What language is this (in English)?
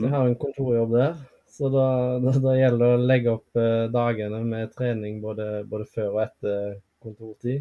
Swedish